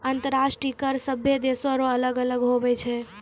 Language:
Maithili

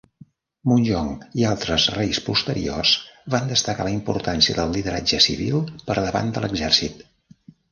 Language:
Catalan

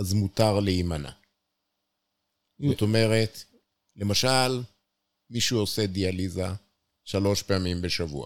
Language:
Hebrew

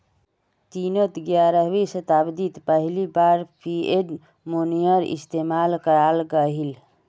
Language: Magahi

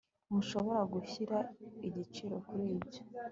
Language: Kinyarwanda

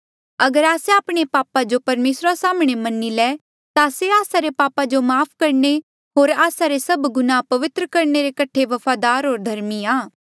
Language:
Mandeali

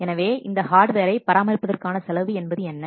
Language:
Tamil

